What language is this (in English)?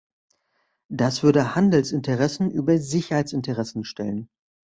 German